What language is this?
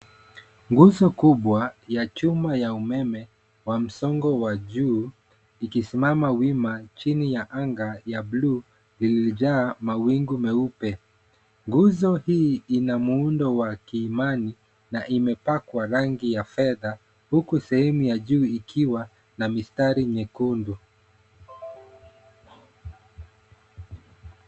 Swahili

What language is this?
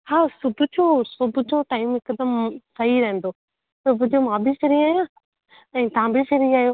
Sindhi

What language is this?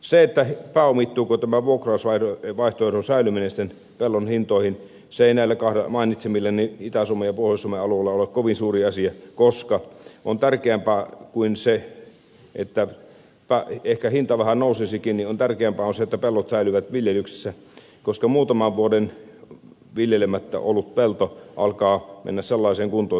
Finnish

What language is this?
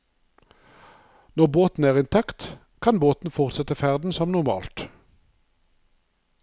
Norwegian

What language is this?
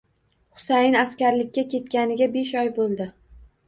Uzbek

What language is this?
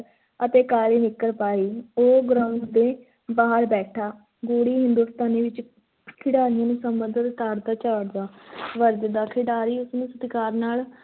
Punjabi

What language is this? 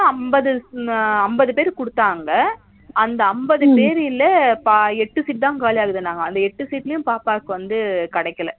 Tamil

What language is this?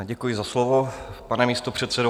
Czech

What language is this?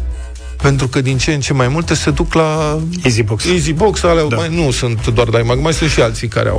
Romanian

